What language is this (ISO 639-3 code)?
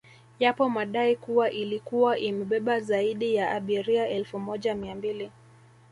swa